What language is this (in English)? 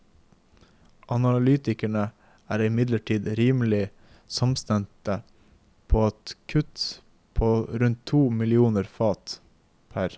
Norwegian